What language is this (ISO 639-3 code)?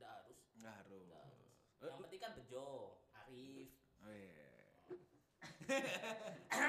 ind